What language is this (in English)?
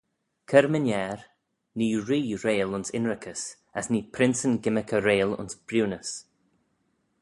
Manx